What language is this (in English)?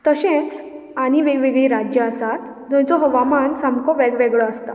Konkani